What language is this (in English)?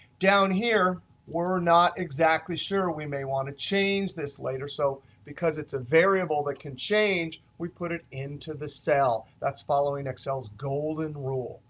English